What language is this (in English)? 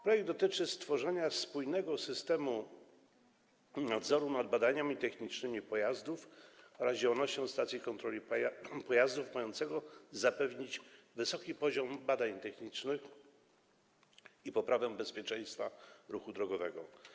Polish